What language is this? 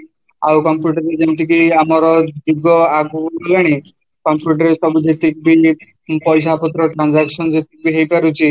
Odia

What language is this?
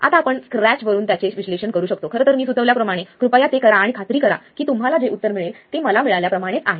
Marathi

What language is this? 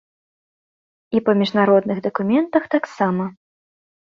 Belarusian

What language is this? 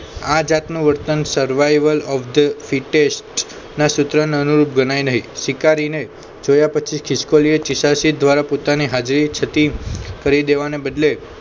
Gujarati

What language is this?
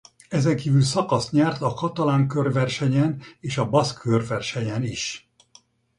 Hungarian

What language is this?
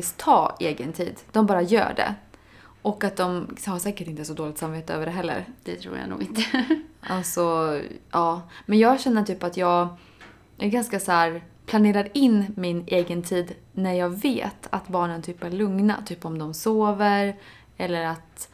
Swedish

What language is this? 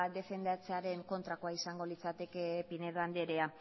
Basque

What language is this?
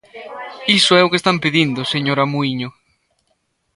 Galician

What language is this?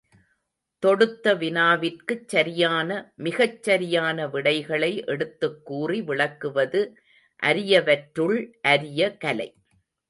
Tamil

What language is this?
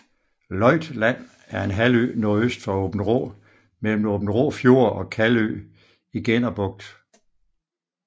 Danish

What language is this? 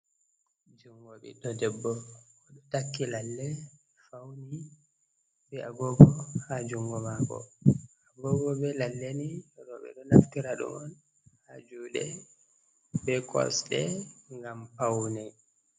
Fula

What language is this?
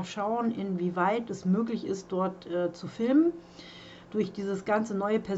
German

